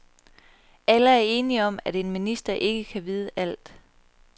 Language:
Danish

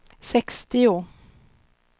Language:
Swedish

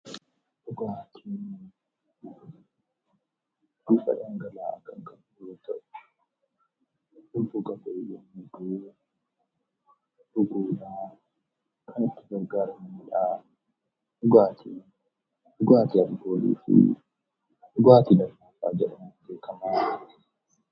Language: Oromo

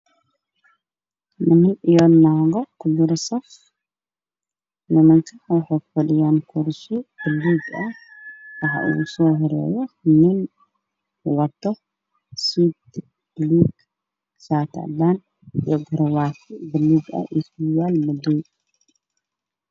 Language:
Somali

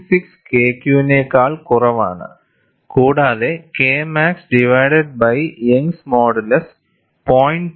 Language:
Malayalam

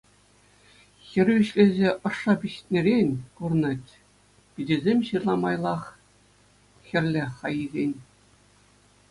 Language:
Chuvash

